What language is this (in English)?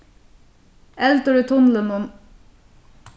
Faroese